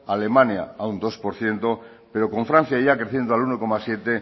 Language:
Spanish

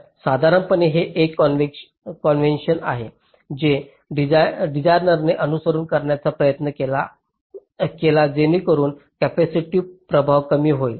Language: Marathi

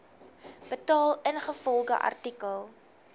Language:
Afrikaans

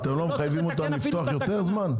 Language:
Hebrew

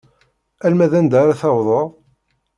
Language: Kabyle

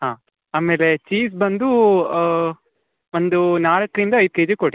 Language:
Kannada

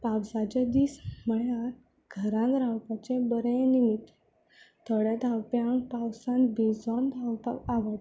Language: Konkani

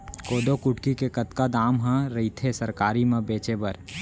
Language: Chhattisgarhi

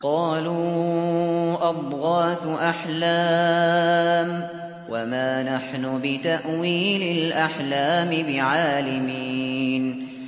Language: Arabic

